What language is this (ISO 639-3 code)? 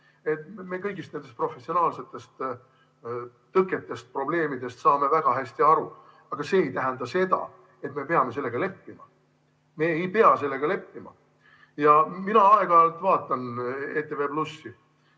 est